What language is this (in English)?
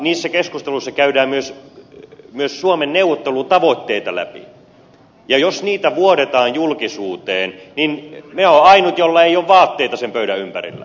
Finnish